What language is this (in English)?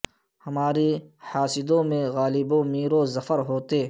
Urdu